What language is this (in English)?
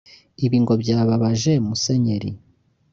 Kinyarwanda